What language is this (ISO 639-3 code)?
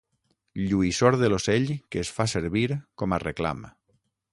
cat